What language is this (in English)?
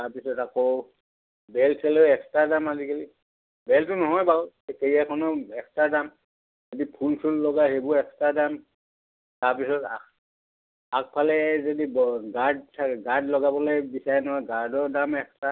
Assamese